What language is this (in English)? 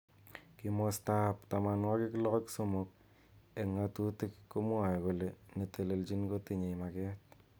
Kalenjin